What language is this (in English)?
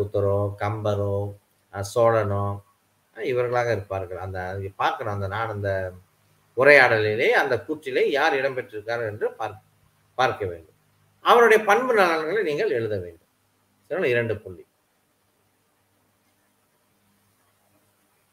Malay